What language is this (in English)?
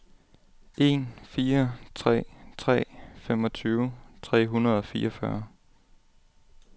Danish